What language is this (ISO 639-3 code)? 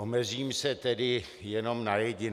ces